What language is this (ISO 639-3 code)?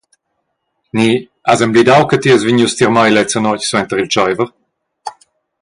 roh